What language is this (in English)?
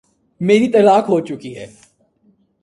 Urdu